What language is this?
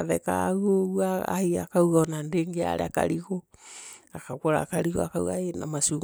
Meru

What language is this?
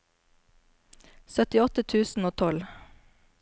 Norwegian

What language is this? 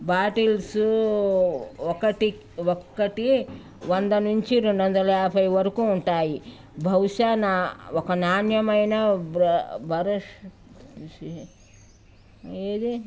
Telugu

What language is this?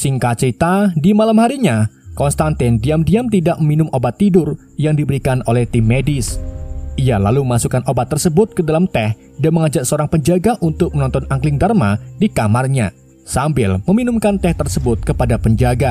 Indonesian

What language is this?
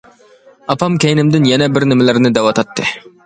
Uyghur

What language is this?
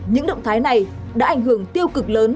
Vietnamese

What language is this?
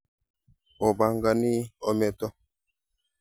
Kalenjin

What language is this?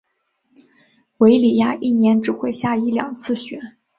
Chinese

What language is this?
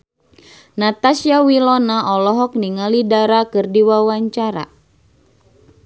Sundanese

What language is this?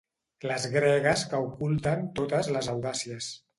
Catalan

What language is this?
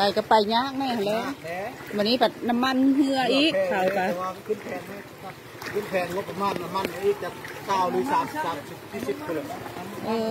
Thai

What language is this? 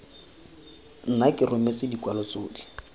Tswana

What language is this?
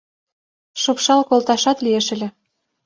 Mari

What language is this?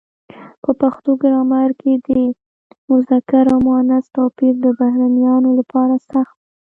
Pashto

